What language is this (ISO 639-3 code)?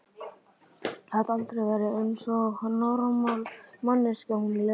isl